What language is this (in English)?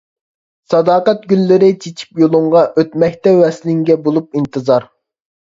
Uyghur